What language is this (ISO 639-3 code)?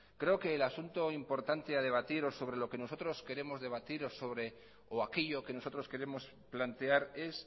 spa